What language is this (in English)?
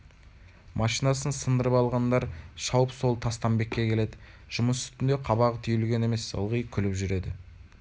Kazakh